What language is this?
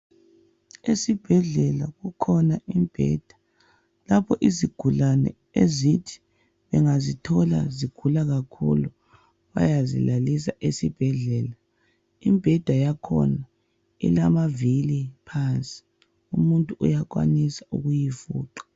North Ndebele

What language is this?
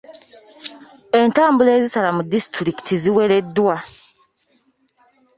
Ganda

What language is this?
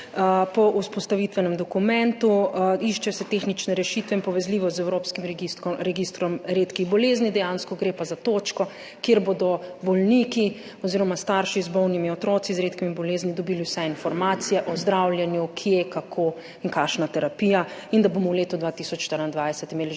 Slovenian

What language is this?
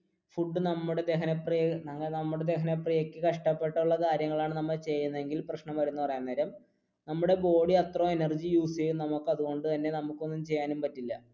Malayalam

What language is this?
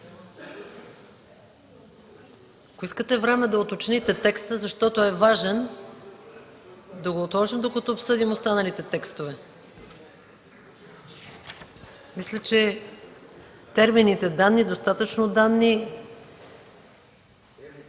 Bulgarian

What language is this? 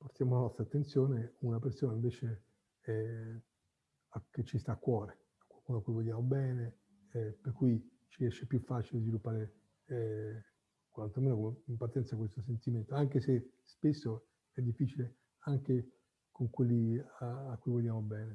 Italian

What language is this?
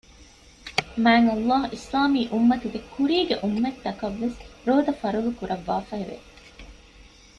Divehi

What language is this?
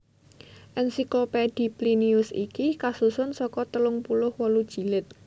Javanese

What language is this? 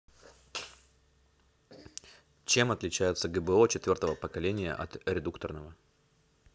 Russian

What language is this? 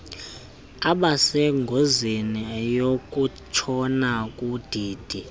Xhosa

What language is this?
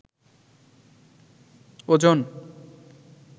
Bangla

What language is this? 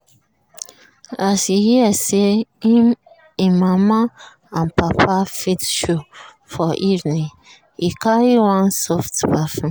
Nigerian Pidgin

